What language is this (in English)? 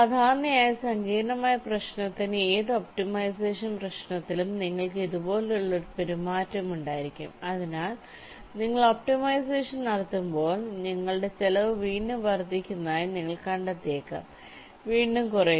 Malayalam